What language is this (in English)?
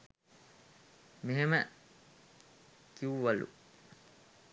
Sinhala